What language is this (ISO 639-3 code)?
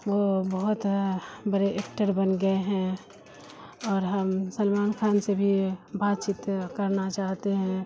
urd